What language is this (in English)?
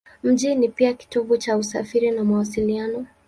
Swahili